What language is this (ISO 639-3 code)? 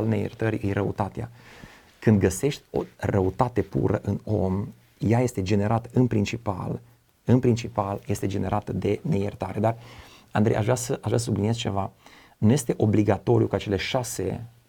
ron